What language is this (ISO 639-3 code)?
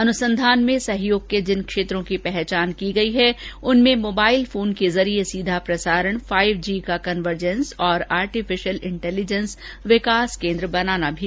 hin